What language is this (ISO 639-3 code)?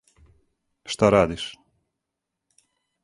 srp